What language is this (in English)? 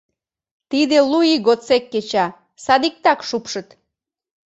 Mari